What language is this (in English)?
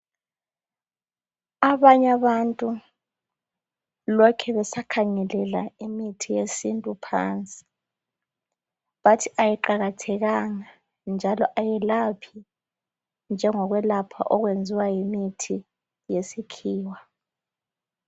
North Ndebele